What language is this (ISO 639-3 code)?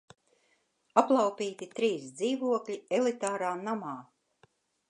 lav